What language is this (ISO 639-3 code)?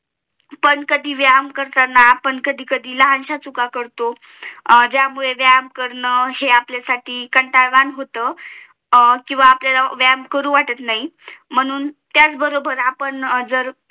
mar